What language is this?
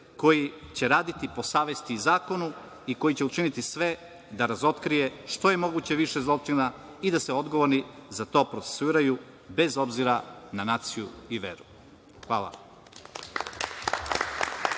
Serbian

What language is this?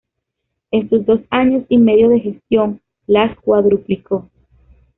Spanish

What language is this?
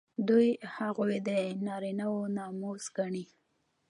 Pashto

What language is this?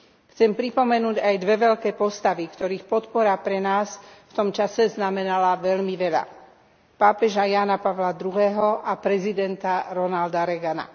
Slovak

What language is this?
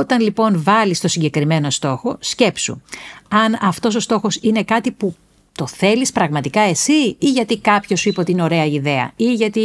Greek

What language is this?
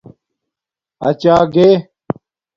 Domaaki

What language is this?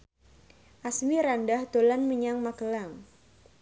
Javanese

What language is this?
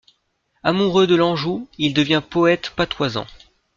French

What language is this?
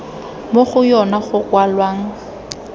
Tswana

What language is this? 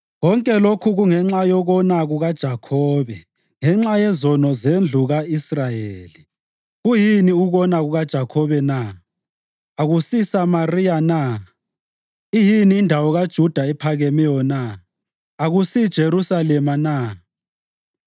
North Ndebele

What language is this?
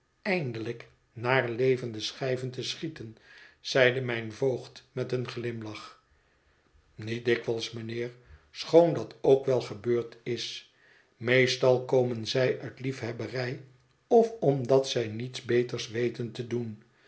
Dutch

